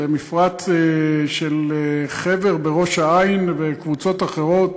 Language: Hebrew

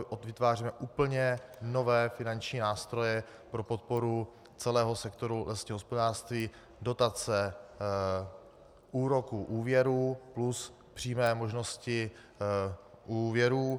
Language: Czech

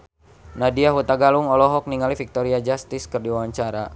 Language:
Sundanese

